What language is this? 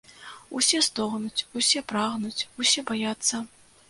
Belarusian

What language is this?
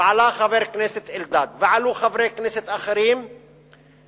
Hebrew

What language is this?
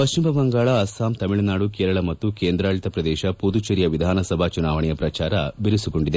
Kannada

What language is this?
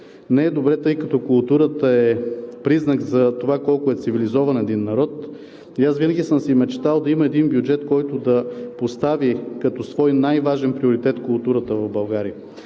Bulgarian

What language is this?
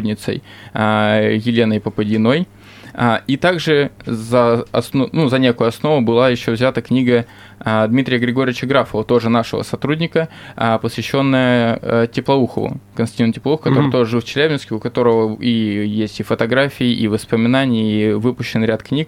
Russian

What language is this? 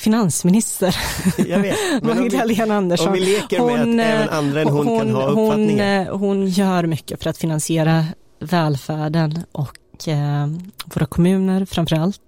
Swedish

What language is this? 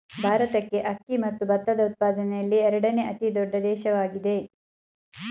Kannada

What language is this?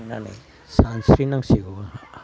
Bodo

